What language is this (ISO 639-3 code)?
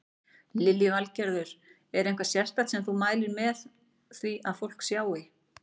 isl